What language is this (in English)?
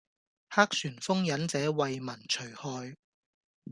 Cantonese